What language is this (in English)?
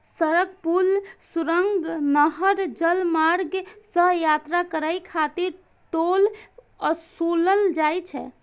Maithili